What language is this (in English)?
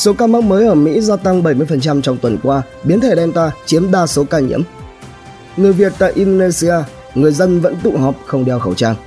Vietnamese